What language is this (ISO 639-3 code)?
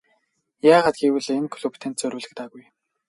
mon